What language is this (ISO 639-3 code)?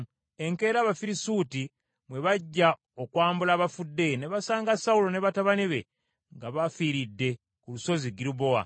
lug